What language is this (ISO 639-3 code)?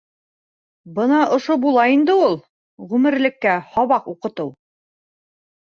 bak